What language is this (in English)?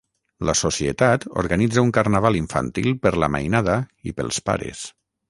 Catalan